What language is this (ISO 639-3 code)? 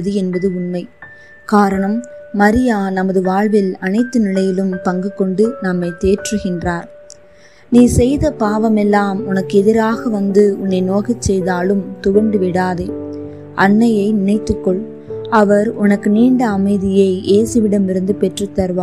tam